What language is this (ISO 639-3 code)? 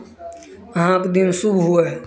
mai